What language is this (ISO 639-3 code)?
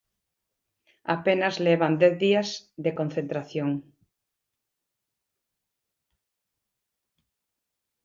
glg